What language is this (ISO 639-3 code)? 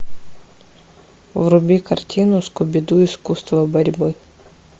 rus